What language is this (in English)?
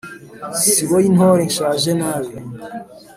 Kinyarwanda